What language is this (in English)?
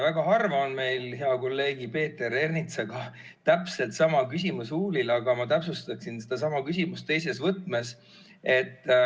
Estonian